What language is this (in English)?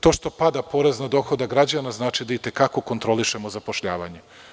Serbian